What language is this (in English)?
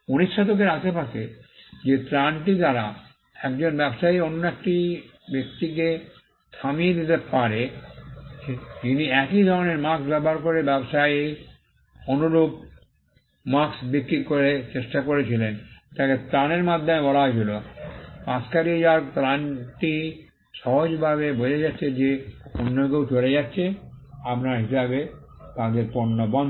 Bangla